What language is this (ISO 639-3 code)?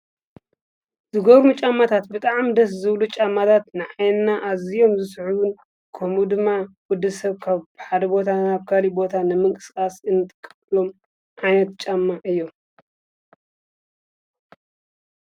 tir